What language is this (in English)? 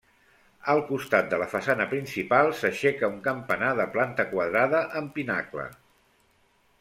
Catalan